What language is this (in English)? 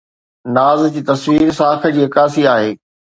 Sindhi